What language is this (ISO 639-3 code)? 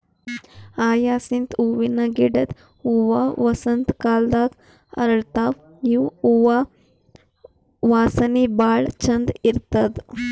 kan